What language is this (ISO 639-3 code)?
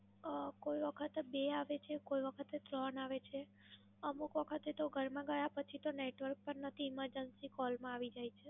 guj